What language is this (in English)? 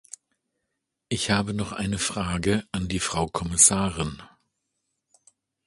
German